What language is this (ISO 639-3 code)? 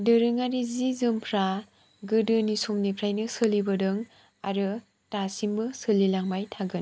brx